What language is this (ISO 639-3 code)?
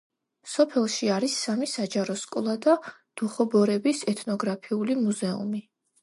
kat